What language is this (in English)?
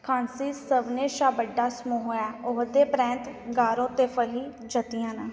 Dogri